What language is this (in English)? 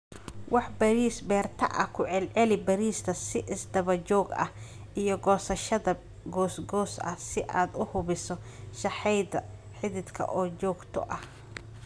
Somali